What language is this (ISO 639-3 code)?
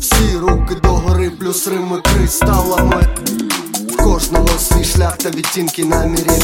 ukr